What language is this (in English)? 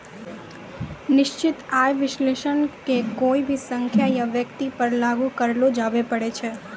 Maithili